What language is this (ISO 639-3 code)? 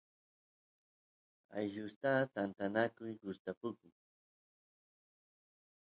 qus